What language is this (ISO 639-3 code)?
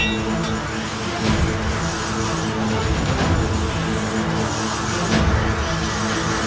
ind